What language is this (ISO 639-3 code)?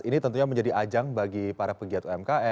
ind